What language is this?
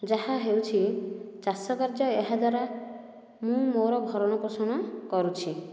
Odia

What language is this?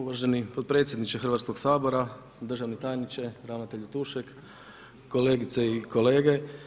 Croatian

